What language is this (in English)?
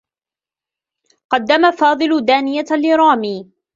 Arabic